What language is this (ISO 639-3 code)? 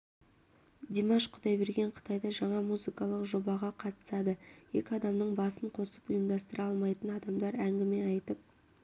kaz